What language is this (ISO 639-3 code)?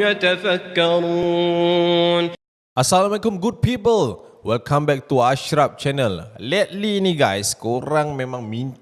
msa